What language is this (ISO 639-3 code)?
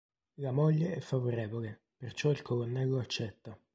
ita